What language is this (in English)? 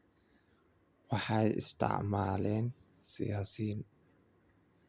Somali